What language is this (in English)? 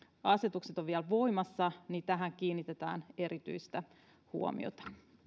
Finnish